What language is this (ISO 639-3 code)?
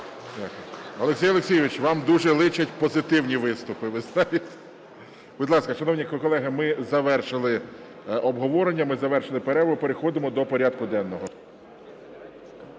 ukr